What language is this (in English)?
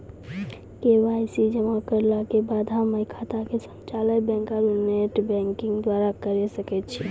Maithili